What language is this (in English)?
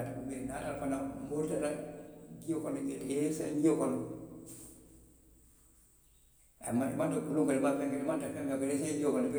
Western Maninkakan